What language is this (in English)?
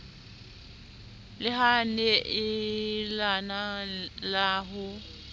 Southern Sotho